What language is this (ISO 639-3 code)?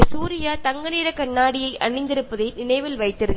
mal